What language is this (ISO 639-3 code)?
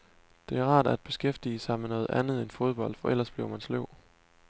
dan